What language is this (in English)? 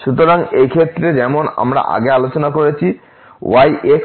Bangla